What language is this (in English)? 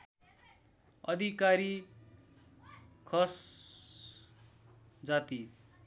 Nepali